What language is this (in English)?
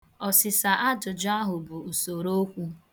Igbo